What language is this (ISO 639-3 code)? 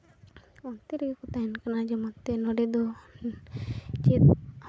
sat